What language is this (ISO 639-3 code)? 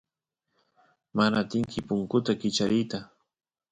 qus